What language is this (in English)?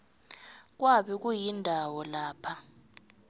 South Ndebele